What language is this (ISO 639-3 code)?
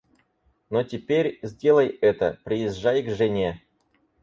rus